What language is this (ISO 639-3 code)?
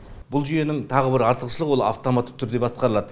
kaz